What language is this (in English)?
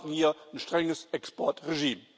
German